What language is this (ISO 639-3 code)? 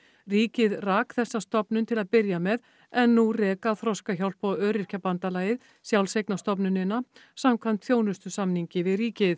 isl